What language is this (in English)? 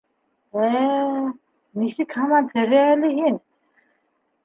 Bashkir